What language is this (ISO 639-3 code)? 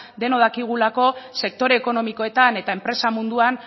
eus